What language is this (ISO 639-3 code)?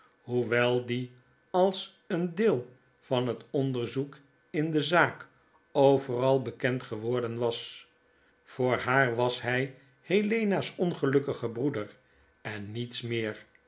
nld